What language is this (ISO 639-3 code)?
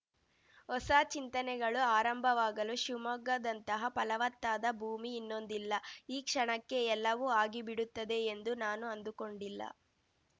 kan